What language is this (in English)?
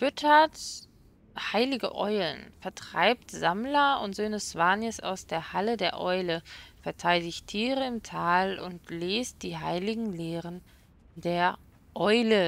German